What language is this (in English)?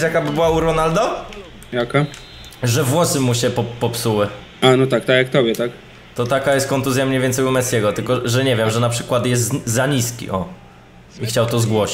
Polish